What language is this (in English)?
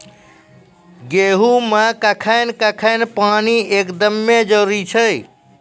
Maithili